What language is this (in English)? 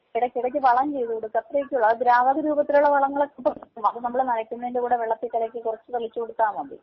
Malayalam